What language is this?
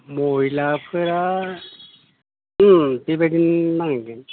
Bodo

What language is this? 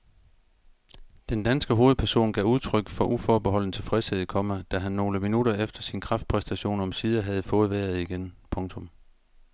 Danish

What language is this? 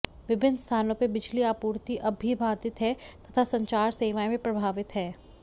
Hindi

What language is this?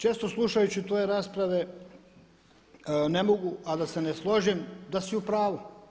Croatian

